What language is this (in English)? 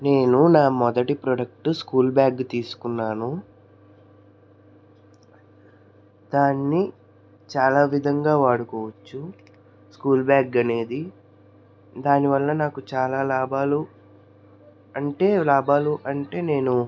Telugu